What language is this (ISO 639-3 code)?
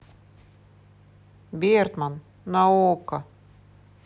rus